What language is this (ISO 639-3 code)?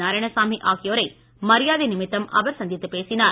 tam